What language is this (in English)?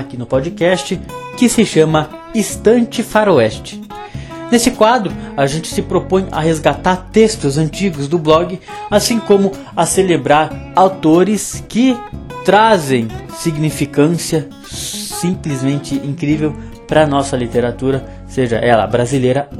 Portuguese